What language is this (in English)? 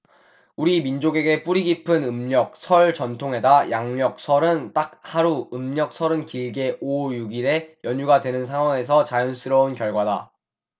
Korean